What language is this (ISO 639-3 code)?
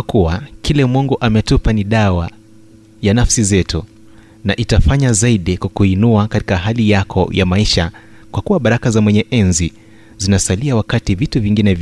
swa